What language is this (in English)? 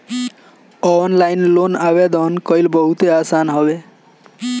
Bhojpuri